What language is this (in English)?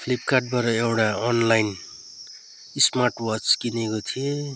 Nepali